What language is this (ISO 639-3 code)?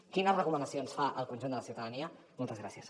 cat